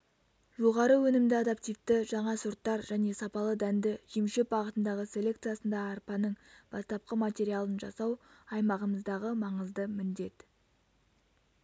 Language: Kazakh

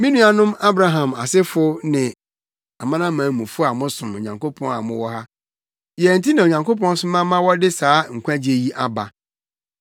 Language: Akan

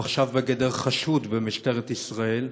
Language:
Hebrew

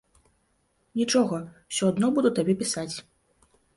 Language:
Belarusian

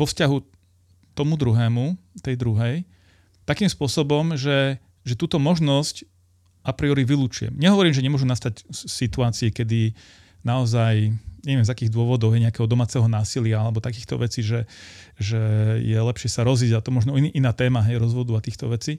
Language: Slovak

